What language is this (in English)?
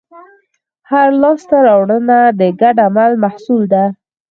Pashto